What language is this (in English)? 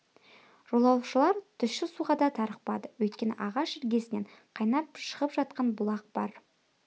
Kazakh